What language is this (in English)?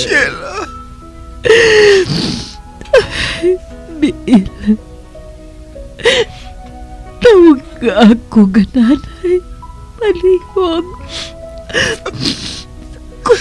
Filipino